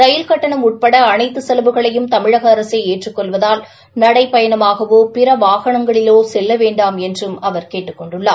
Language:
Tamil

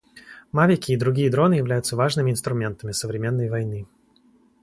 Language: Russian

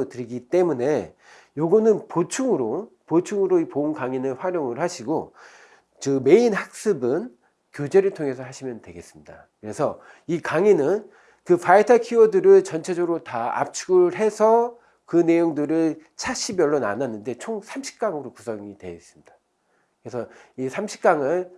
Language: Korean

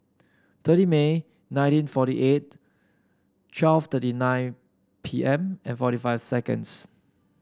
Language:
English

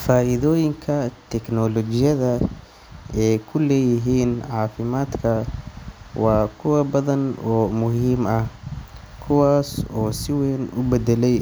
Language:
Somali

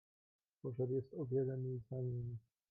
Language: Polish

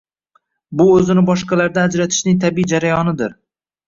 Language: Uzbek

